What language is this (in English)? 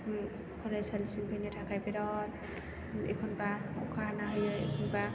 Bodo